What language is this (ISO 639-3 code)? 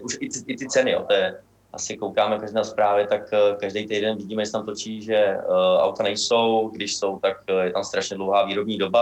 ces